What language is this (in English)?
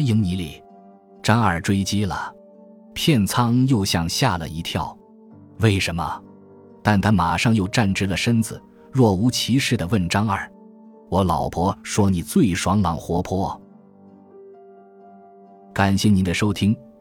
Chinese